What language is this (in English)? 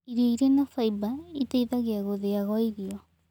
Kikuyu